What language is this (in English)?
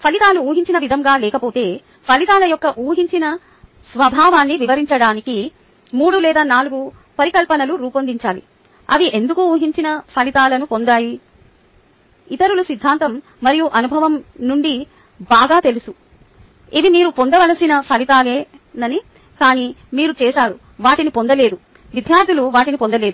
Telugu